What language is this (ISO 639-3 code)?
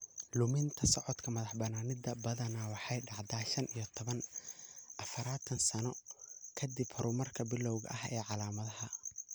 som